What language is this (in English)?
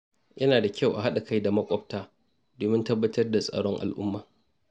Hausa